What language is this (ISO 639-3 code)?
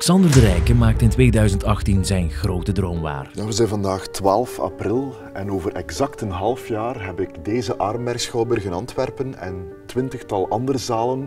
nld